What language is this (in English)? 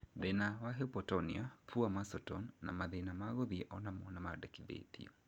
Kikuyu